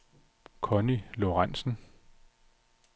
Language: Danish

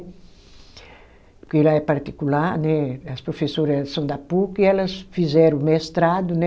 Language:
Portuguese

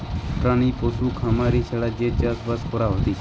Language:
Bangla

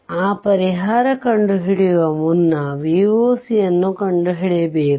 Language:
Kannada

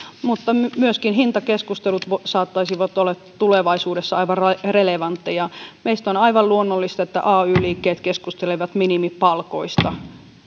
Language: Finnish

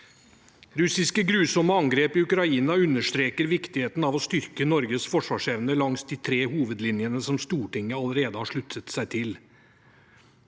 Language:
Norwegian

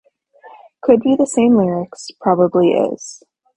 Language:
English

